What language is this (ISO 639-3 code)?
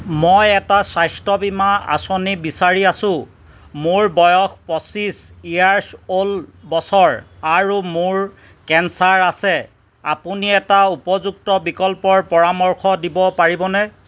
asm